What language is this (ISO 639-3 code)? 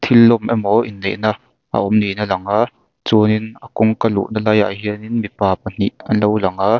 lus